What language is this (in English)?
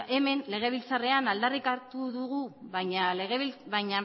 Basque